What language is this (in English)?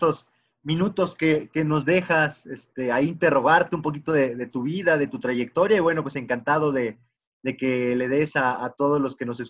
Spanish